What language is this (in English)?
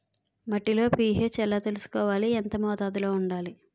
Telugu